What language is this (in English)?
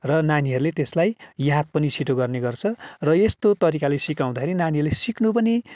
Nepali